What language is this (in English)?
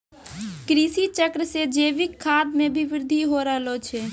Maithili